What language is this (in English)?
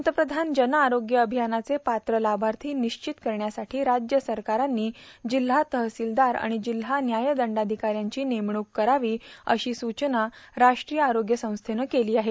Marathi